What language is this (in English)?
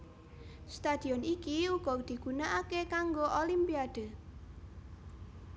Javanese